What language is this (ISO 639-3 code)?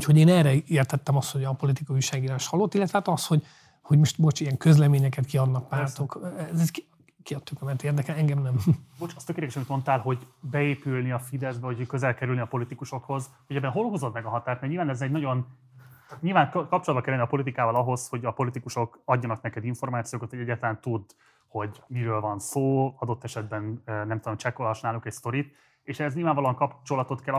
hun